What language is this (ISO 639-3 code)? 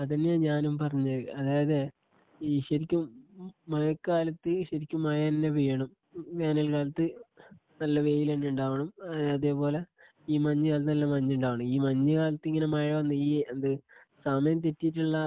mal